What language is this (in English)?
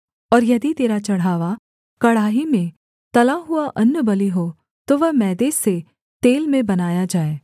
Hindi